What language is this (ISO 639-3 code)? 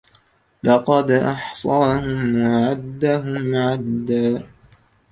ara